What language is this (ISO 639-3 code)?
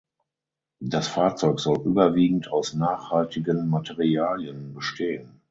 deu